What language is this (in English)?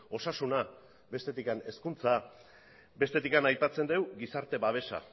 Basque